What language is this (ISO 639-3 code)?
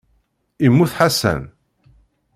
kab